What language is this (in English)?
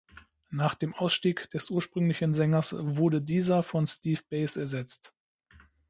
German